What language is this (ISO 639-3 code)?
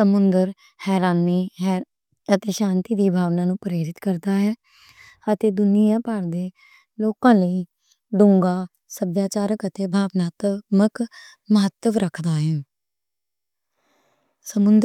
lah